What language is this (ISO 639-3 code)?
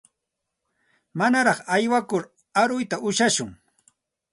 qxt